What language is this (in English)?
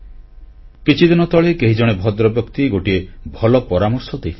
Odia